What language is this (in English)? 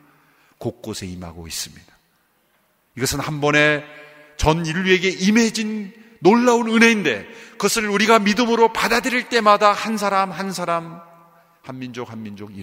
Korean